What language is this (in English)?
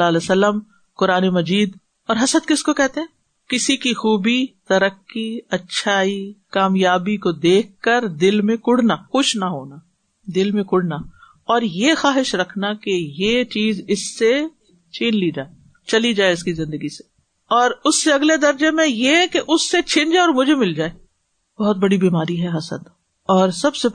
Urdu